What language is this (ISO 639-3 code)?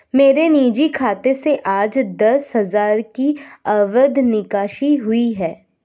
hin